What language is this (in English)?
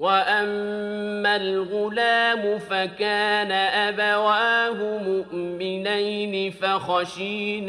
Arabic